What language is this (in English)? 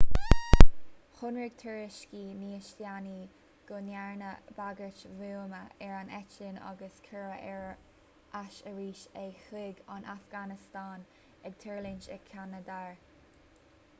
Irish